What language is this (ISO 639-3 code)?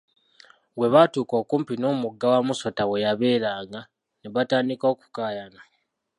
lug